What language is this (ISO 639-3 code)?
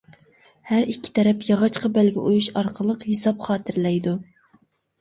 uig